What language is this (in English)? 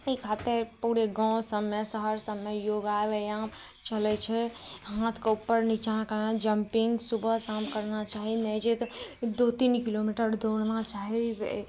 Maithili